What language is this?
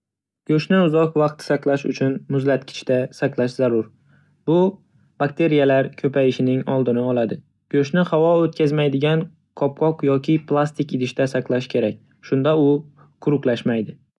Uzbek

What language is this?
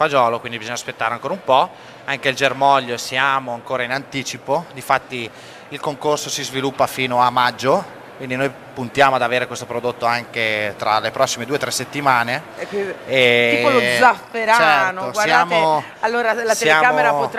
Italian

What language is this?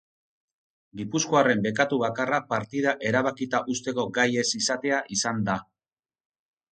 Basque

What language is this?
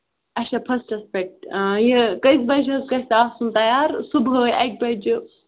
Kashmiri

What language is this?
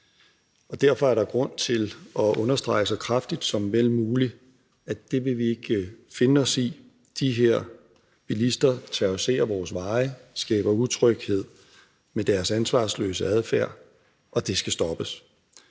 Danish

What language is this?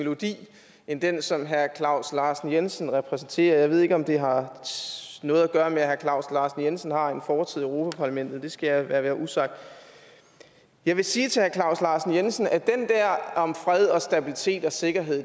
Danish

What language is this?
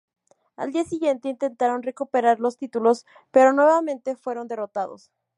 Spanish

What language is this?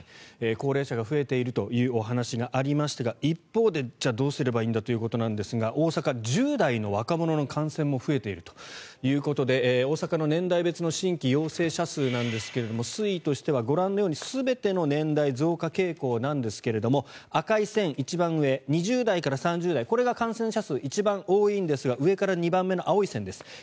Japanese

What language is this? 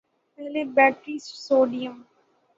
Urdu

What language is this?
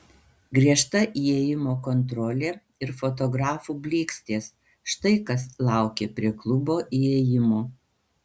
Lithuanian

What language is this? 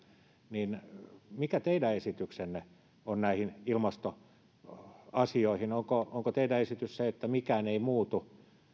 Finnish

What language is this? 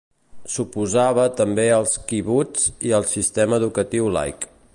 Catalan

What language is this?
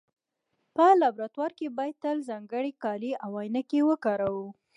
Pashto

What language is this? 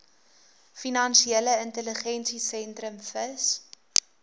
Afrikaans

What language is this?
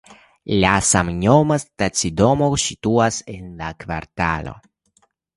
Esperanto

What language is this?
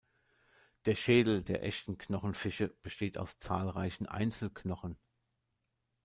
German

